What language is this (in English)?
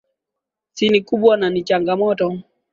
Swahili